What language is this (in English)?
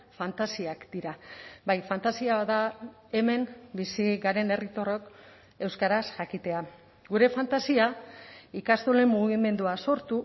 Basque